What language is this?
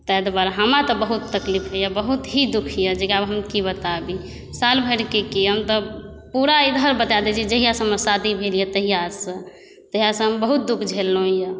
Maithili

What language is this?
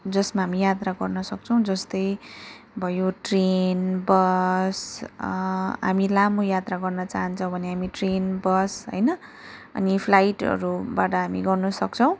Nepali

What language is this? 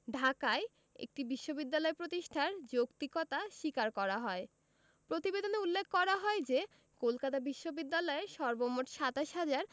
Bangla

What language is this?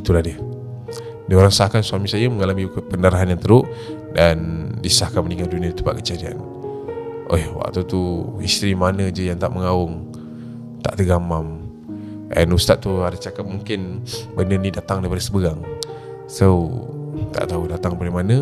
Malay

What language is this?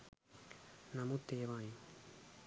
Sinhala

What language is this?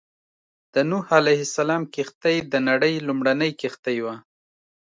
Pashto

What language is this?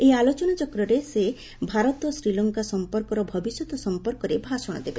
Odia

